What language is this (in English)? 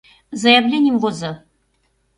Mari